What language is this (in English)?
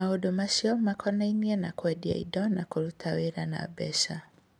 Kikuyu